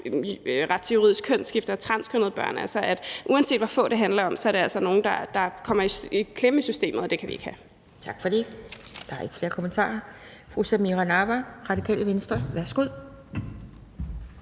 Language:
Danish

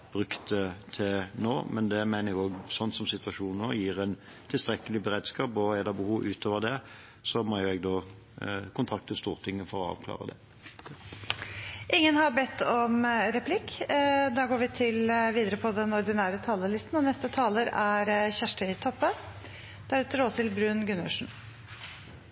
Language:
Norwegian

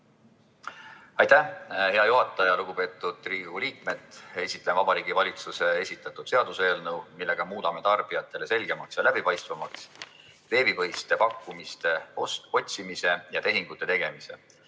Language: Estonian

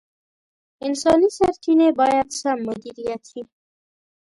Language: Pashto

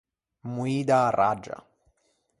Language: Ligurian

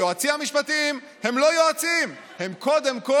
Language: Hebrew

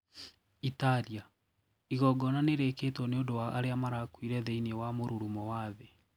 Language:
Kikuyu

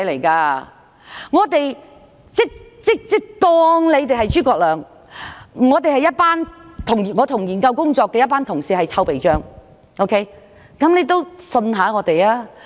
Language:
Cantonese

